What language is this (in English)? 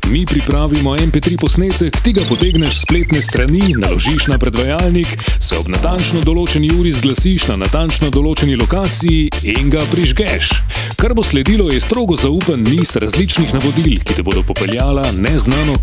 Dutch